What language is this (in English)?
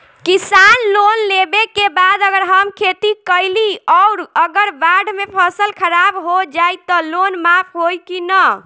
Bhojpuri